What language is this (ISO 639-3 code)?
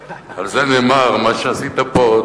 heb